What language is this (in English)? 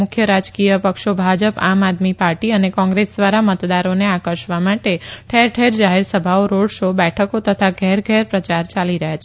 Gujarati